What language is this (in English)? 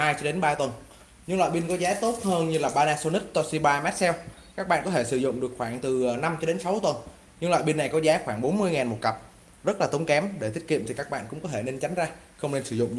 Vietnamese